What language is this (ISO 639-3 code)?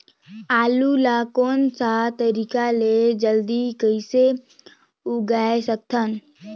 hne